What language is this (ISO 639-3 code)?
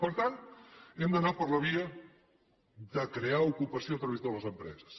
cat